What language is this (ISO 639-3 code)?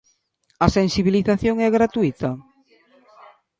glg